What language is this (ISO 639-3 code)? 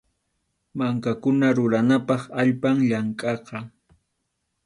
qxu